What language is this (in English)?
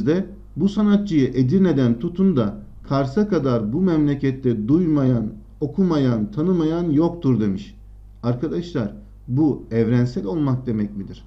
Turkish